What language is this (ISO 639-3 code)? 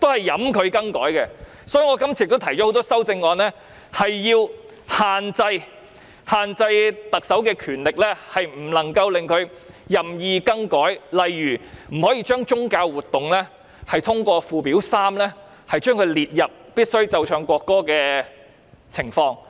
yue